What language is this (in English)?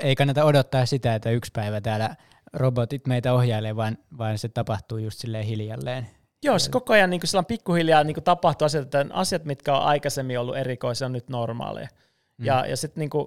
Finnish